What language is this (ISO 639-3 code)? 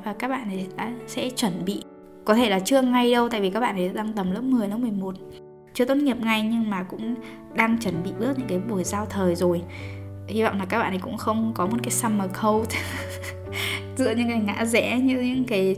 vie